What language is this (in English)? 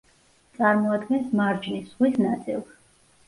Georgian